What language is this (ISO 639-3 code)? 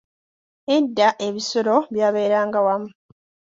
lug